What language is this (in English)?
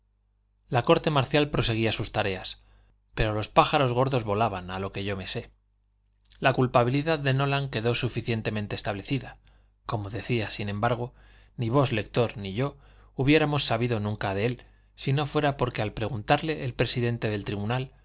Spanish